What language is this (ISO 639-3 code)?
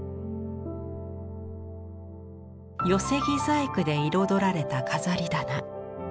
jpn